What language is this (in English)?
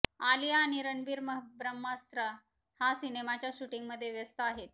Marathi